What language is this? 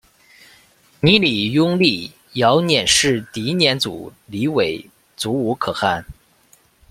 Chinese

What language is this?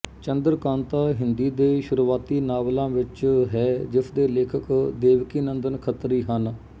Punjabi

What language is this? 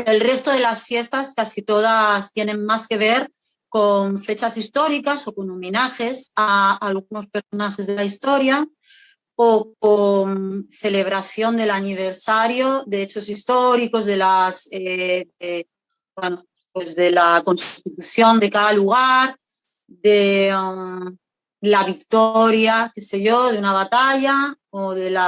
Spanish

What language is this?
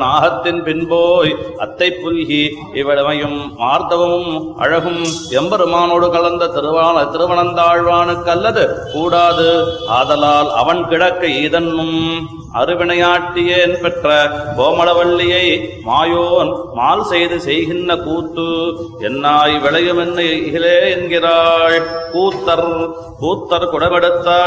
Tamil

